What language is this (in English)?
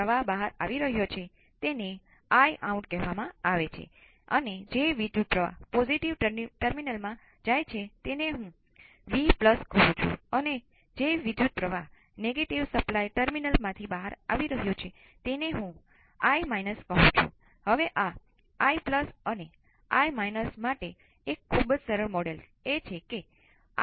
Gujarati